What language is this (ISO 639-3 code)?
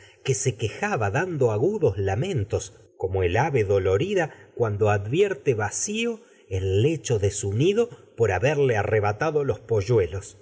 spa